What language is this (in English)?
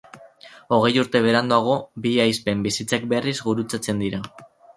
Basque